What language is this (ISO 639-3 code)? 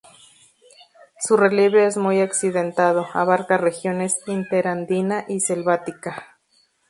spa